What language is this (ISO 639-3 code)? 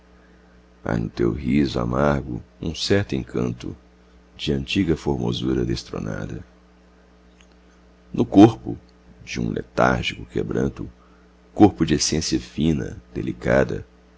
por